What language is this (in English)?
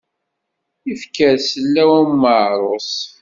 Kabyle